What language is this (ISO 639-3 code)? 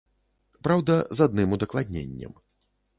bel